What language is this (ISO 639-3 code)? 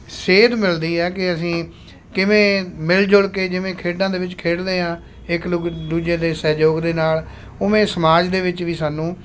pan